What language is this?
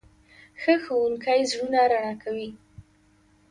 Pashto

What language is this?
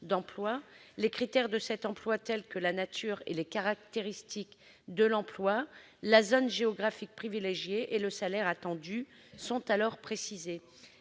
French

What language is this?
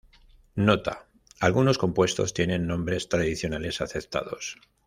Spanish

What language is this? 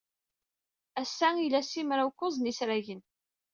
Kabyle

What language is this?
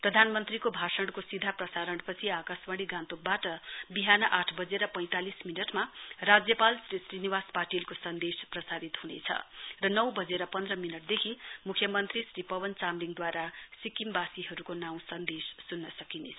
Nepali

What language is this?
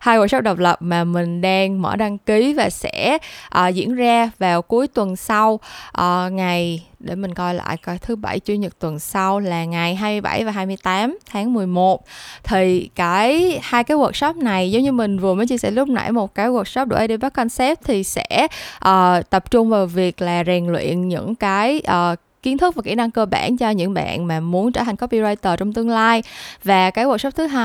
Vietnamese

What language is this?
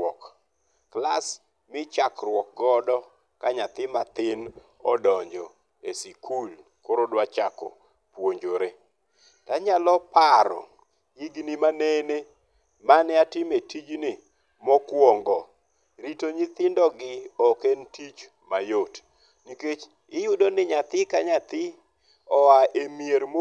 Luo (Kenya and Tanzania)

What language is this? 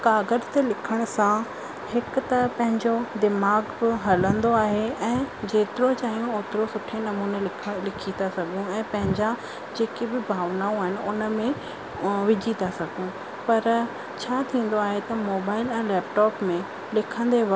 Sindhi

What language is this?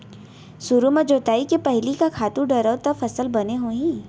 Chhattisgarhi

